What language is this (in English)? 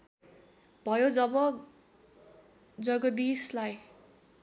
Nepali